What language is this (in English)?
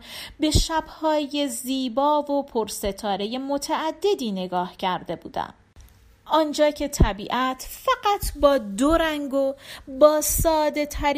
Persian